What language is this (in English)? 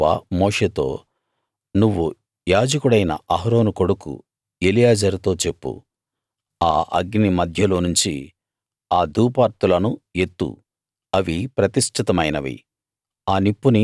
Telugu